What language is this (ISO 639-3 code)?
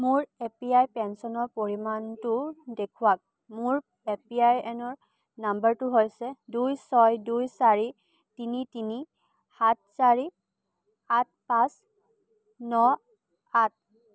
asm